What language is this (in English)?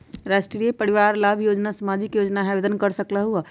Magahi